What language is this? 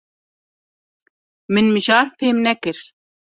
Kurdish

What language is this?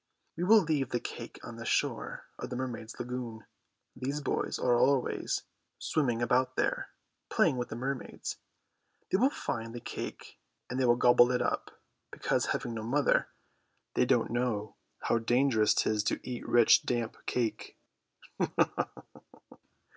English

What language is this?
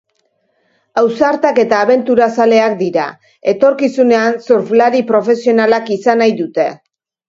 Basque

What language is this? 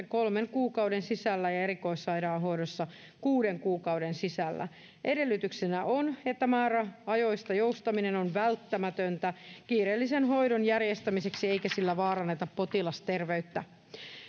Finnish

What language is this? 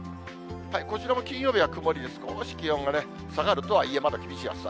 Japanese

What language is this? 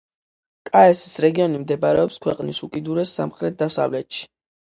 Georgian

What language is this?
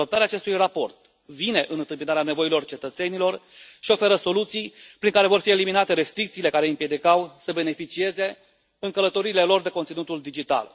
Romanian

